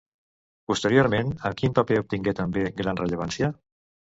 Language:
Catalan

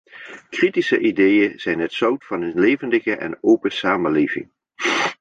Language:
Dutch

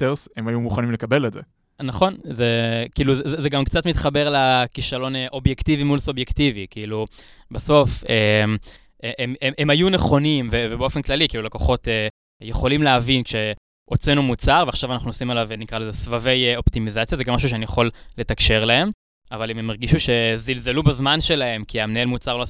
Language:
Hebrew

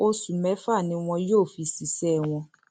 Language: Yoruba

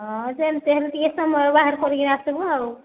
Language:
Odia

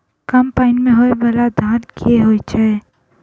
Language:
Maithili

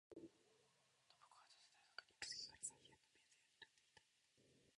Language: Japanese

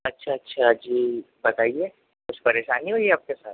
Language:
Urdu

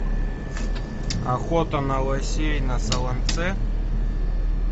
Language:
Russian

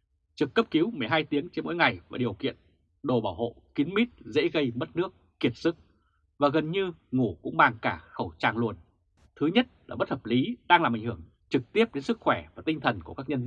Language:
Vietnamese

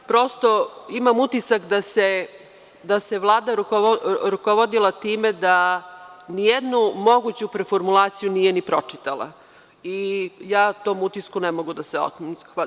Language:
Serbian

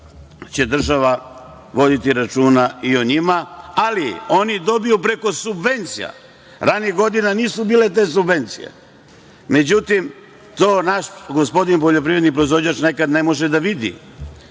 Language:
Serbian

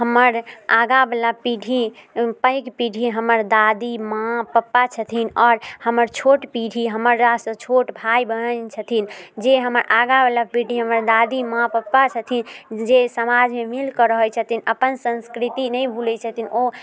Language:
Maithili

